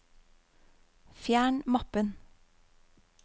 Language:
Norwegian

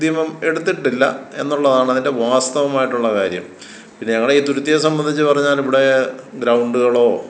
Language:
Malayalam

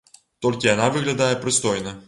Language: Belarusian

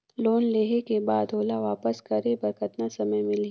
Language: Chhattisgarhi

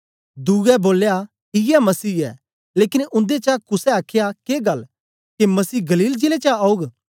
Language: Dogri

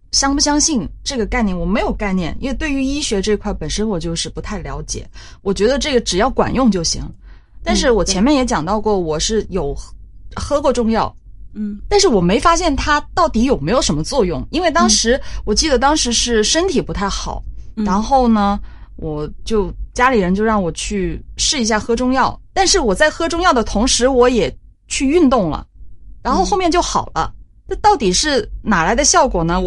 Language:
Chinese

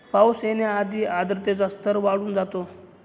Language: Marathi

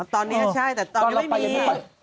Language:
Thai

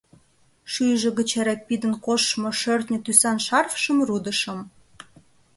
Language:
Mari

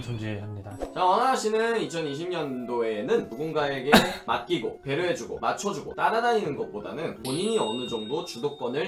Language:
Korean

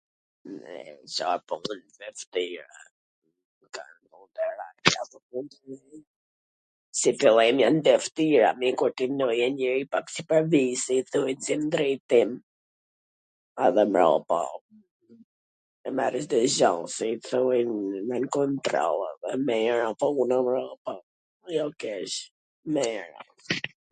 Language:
Gheg Albanian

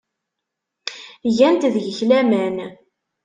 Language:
Kabyle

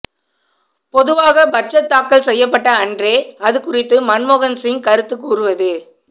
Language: Tamil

